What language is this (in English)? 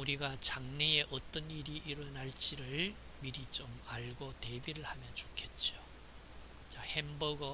Korean